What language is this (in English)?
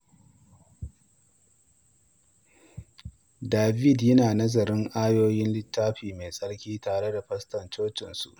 Hausa